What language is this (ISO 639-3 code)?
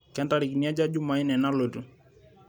mas